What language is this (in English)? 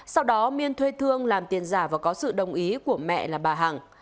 Vietnamese